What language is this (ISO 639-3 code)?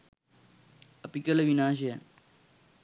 sin